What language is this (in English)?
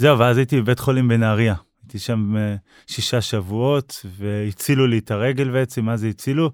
Hebrew